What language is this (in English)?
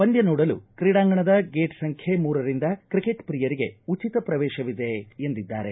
Kannada